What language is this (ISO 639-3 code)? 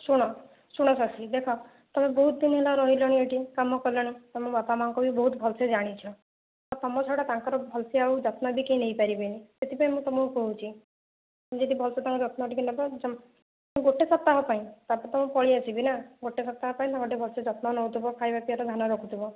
ori